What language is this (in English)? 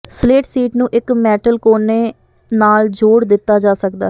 Punjabi